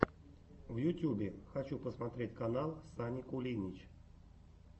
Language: Russian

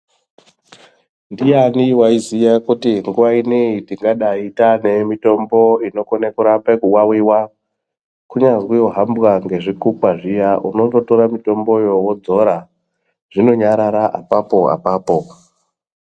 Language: Ndau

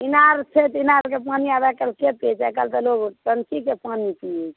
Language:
Maithili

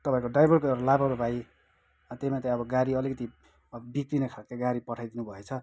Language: Nepali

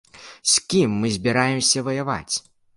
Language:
Belarusian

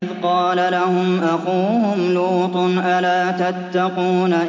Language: Arabic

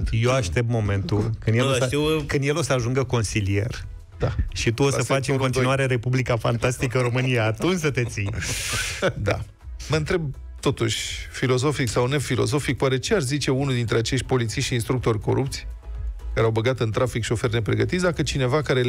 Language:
Romanian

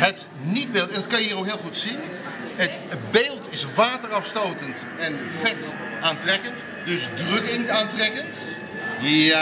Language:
Dutch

